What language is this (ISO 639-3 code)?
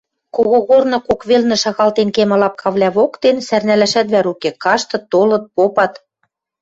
mrj